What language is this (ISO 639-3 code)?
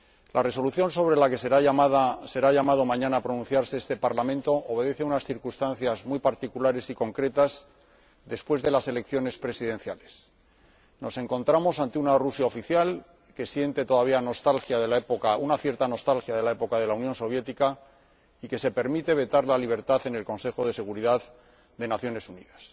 spa